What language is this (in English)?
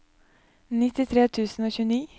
Norwegian